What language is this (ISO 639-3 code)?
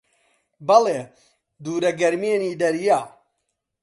ckb